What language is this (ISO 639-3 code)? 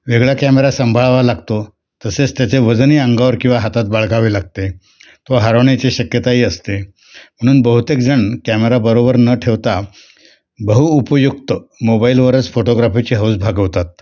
mar